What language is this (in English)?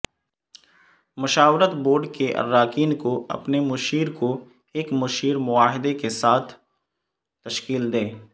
Urdu